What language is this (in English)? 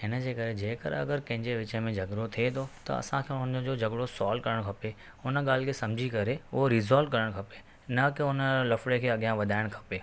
Sindhi